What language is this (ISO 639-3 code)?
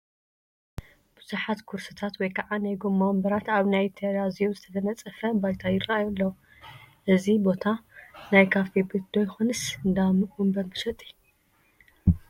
tir